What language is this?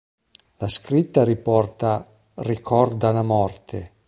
Italian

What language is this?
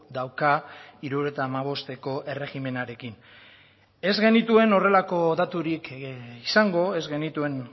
Basque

